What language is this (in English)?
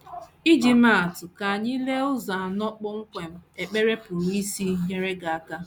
Igbo